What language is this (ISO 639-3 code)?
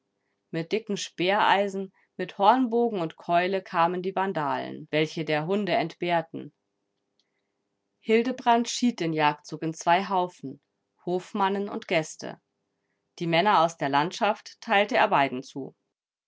deu